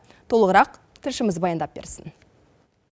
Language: Kazakh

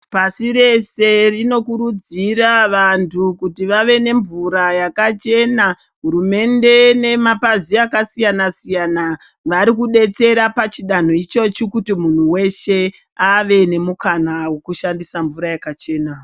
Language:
Ndau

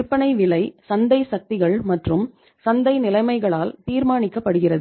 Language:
Tamil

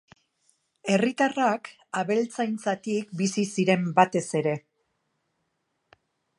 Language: Basque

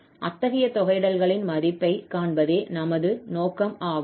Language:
Tamil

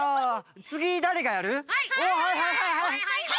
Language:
Japanese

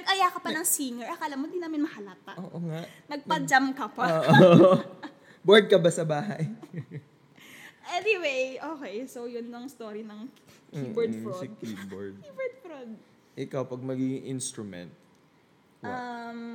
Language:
Filipino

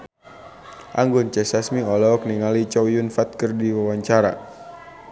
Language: Sundanese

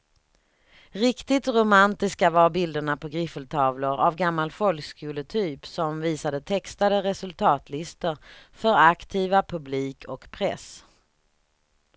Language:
Swedish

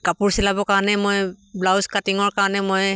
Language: Assamese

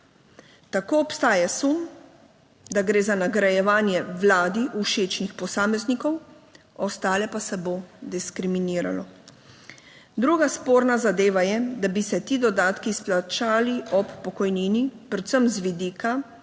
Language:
Slovenian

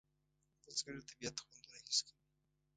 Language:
Pashto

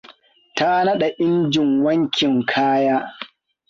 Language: Hausa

